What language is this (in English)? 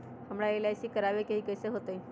Magahi